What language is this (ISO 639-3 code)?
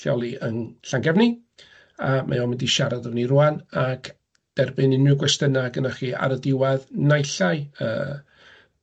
cym